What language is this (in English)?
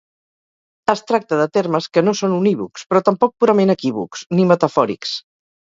Catalan